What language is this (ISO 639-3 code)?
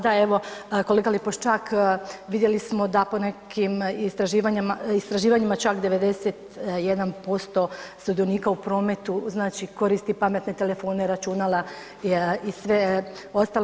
hrv